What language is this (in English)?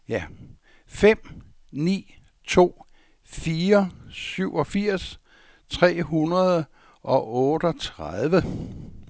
Danish